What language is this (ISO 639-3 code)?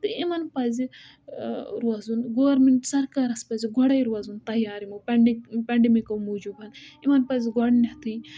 kas